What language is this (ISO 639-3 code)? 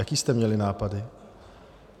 ces